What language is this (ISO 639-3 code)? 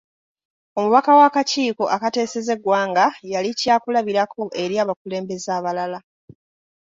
lug